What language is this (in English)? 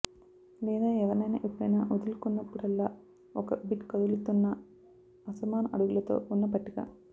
Telugu